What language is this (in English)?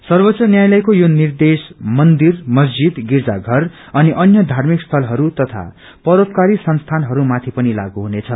Nepali